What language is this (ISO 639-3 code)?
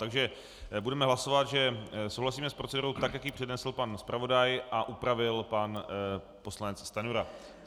ces